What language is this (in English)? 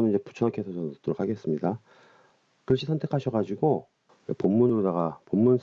Korean